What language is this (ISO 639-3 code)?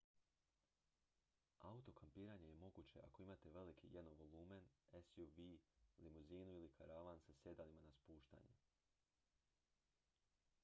hrv